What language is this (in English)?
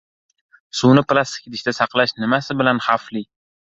Uzbek